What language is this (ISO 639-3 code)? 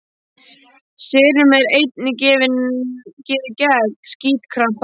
isl